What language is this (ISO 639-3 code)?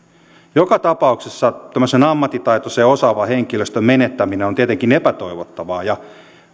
fin